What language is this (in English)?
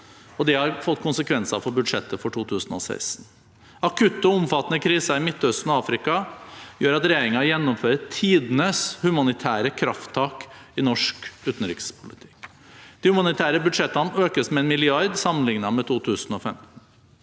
Norwegian